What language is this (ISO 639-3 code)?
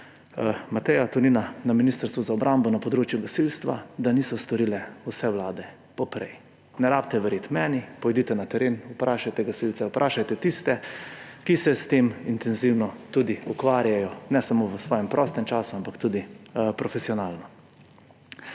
slv